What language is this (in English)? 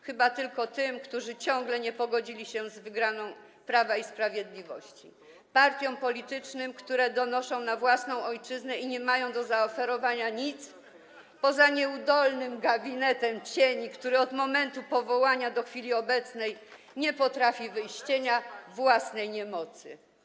Polish